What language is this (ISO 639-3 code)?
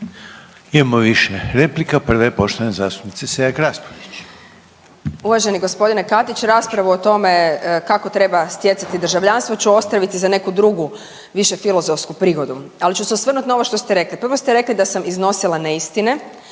hrv